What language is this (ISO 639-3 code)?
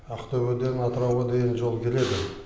kaz